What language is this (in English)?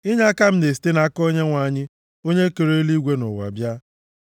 Igbo